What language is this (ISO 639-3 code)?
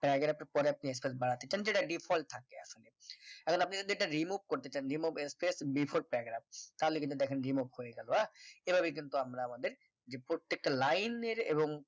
ben